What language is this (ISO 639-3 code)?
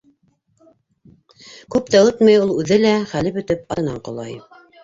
bak